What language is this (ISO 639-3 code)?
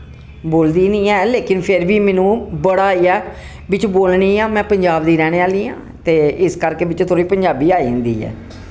doi